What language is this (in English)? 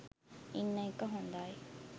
Sinhala